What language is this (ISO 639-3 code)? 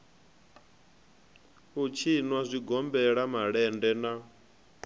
ven